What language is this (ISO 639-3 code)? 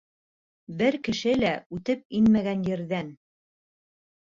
bak